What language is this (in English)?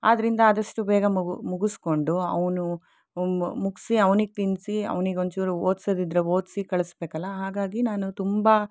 Kannada